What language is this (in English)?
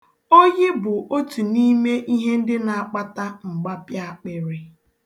Igbo